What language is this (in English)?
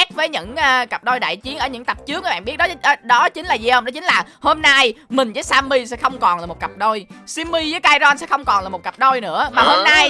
Vietnamese